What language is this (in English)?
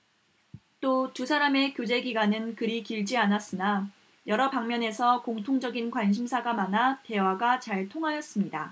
Korean